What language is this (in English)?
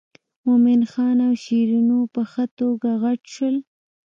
Pashto